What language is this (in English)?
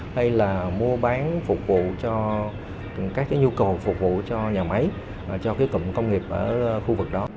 Vietnamese